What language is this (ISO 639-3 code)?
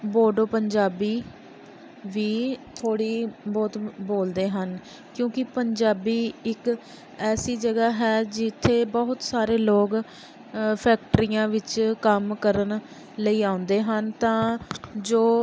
pan